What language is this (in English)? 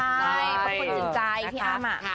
Thai